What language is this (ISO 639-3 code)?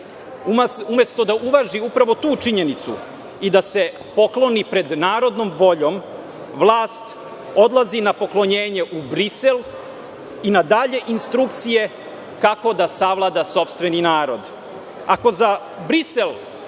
srp